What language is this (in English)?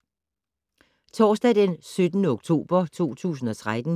Danish